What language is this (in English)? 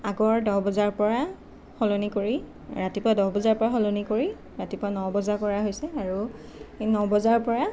Assamese